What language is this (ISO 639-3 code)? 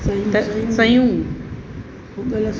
snd